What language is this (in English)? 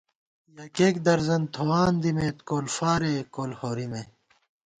Gawar-Bati